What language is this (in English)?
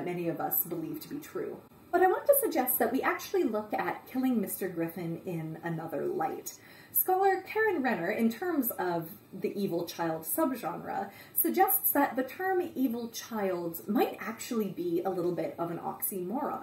English